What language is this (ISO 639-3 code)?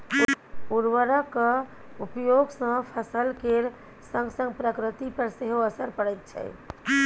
mai